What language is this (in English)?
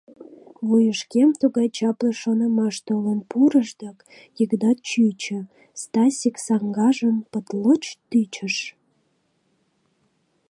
Mari